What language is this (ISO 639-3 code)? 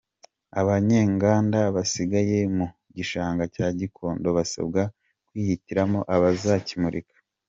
kin